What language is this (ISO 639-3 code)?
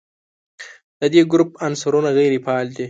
pus